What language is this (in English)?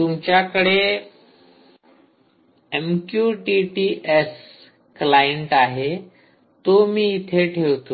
Marathi